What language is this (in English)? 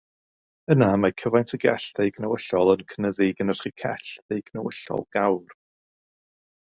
Welsh